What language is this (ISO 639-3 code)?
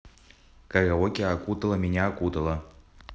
rus